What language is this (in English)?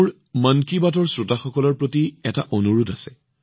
Assamese